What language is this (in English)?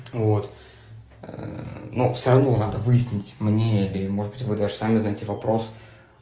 Russian